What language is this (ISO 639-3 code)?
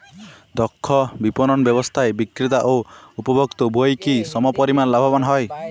ben